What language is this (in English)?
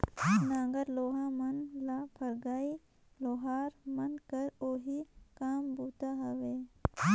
Chhattisgarhi